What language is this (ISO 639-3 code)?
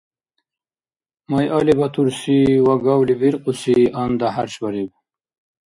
dar